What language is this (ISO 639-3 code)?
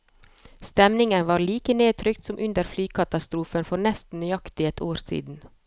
nor